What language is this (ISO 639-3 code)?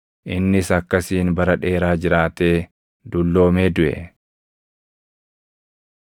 orm